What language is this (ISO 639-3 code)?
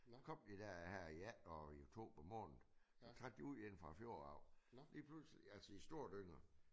dan